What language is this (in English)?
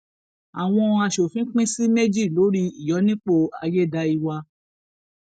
Yoruba